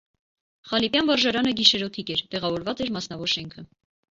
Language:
Armenian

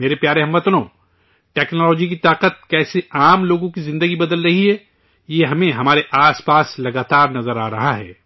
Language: Urdu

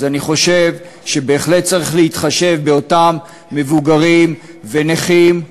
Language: Hebrew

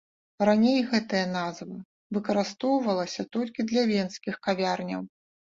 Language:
Belarusian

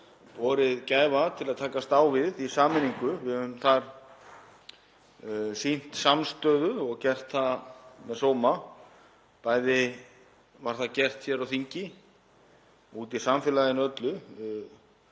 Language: Icelandic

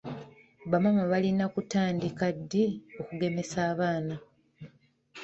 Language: Ganda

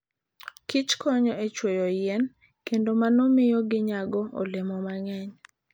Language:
Luo (Kenya and Tanzania)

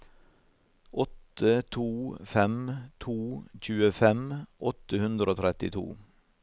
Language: Norwegian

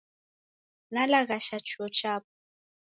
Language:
Taita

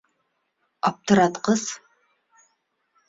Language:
Bashkir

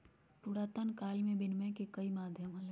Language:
Magahi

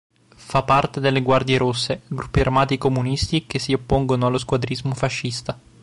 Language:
Italian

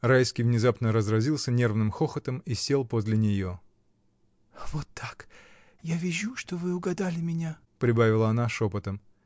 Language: Russian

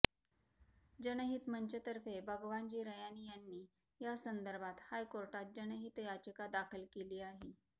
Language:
Marathi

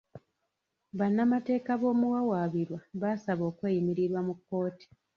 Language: Ganda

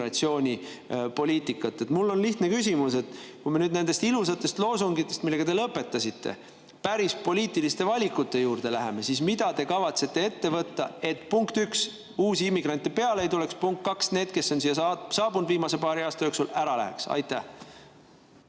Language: Estonian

